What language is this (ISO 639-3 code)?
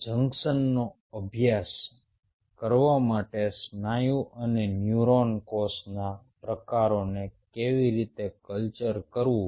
guj